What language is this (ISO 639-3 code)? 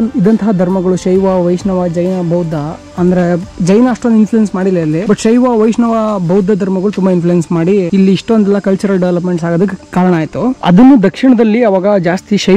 kan